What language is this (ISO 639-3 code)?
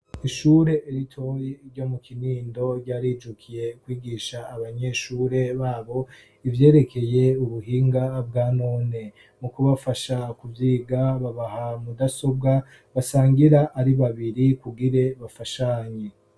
run